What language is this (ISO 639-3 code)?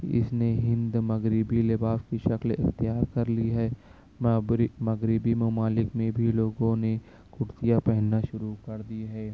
urd